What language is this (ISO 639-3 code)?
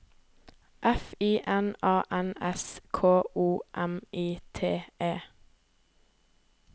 nor